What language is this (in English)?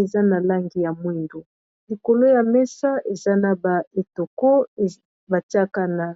Lingala